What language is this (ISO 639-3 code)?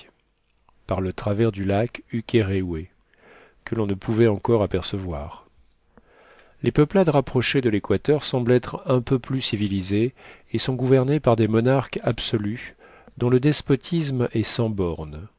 fra